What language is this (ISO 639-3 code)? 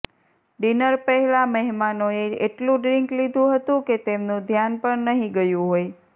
guj